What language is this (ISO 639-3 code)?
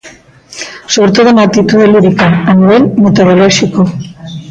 glg